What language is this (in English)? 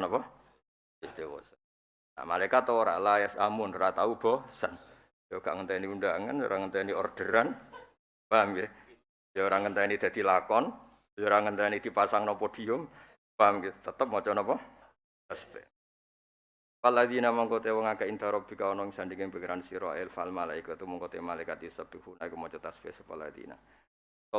Indonesian